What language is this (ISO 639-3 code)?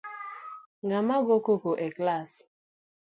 luo